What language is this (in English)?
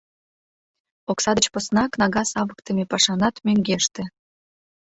Mari